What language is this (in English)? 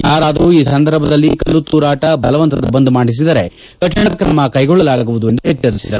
Kannada